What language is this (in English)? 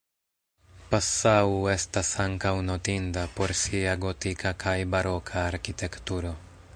Esperanto